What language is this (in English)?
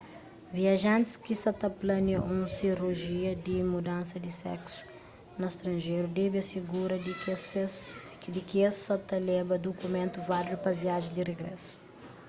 Kabuverdianu